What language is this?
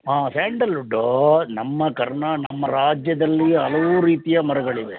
Kannada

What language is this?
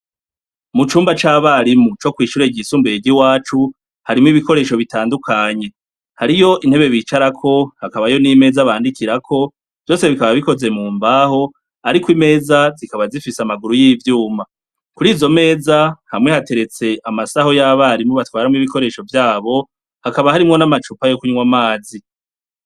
Rundi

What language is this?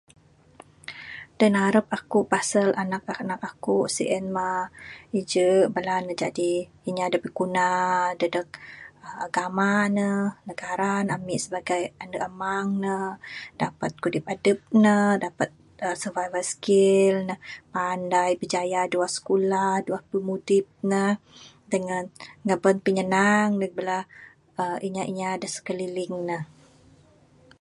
Bukar-Sadung Bidayuh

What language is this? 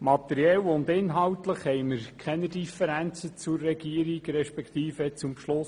Swiss German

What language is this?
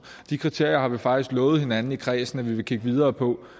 Danish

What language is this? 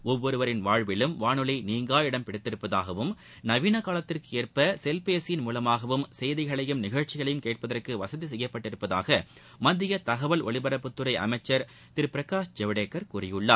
Tamil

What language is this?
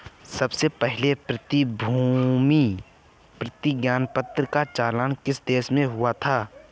Hindi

